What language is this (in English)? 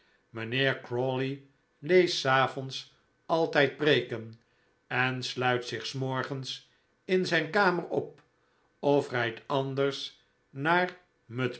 Dutch